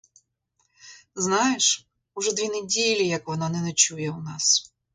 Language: Ukrainian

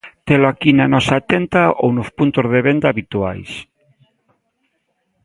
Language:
Galician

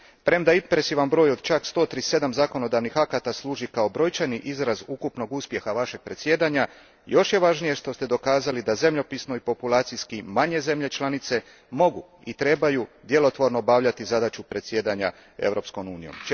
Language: Croatian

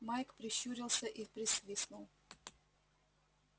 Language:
Russian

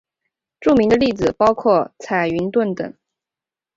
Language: Chinese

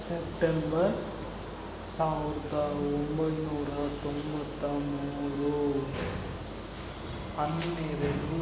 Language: Kannada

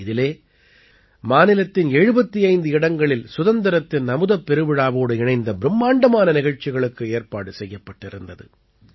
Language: Tamil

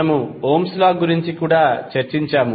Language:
Telugu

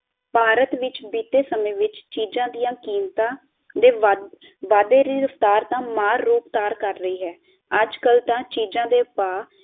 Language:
Punjabi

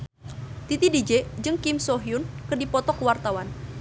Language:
Sundanese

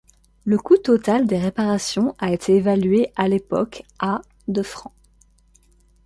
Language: French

